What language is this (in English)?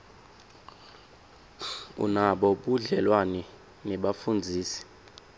Swati